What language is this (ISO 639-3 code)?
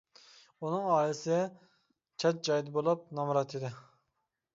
uig